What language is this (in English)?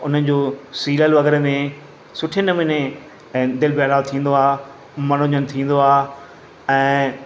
Sindhi